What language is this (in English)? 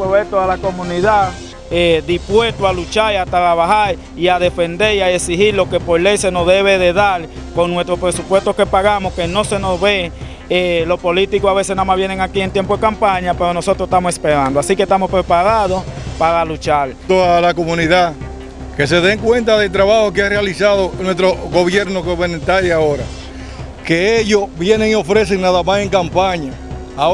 Spanish